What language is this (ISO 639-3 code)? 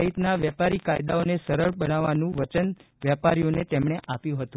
guj